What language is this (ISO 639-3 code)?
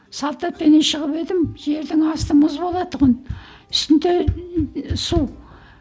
kaz